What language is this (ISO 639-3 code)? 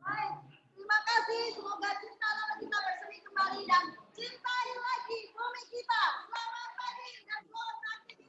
ind